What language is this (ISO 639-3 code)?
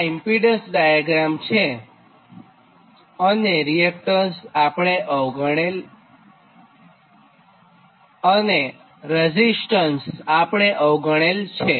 guj